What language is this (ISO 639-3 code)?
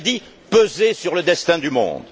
fra